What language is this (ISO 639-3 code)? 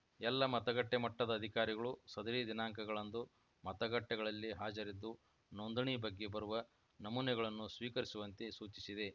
kan